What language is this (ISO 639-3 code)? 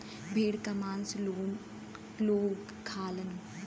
bho